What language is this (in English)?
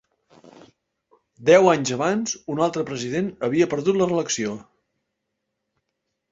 Catalan